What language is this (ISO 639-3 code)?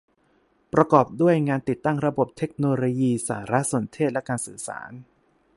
tha